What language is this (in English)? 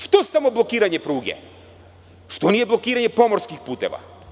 Serbian